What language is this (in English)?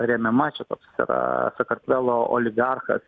Lithuanian